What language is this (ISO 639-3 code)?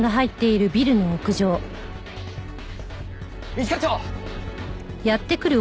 jpn